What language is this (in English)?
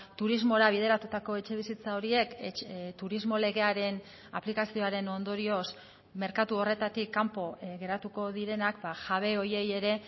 Basque